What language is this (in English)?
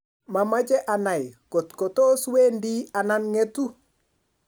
Kalenjin